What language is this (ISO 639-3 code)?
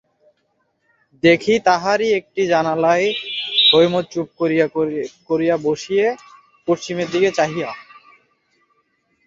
ben